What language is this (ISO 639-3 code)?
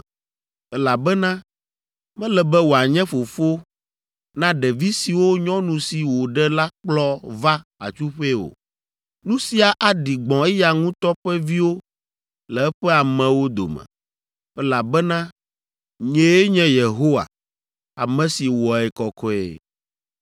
ewe